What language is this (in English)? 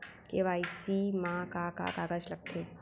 Chhattisgarhi